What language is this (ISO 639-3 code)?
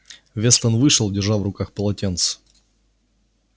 rus